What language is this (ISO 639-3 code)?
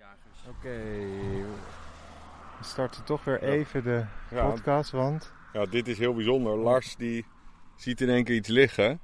nld